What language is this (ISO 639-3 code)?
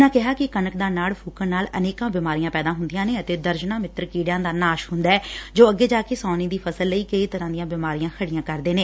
pan